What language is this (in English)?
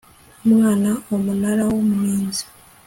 Kinyarwanda